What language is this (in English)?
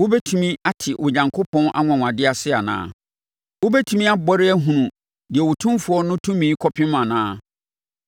Akan